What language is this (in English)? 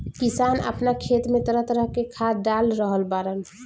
Bhojpuri